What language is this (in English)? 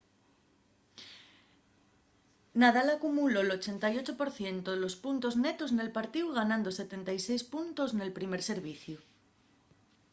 Asturian